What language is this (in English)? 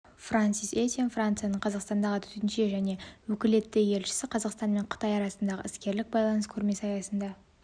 Kazakh